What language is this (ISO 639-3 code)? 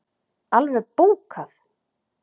isl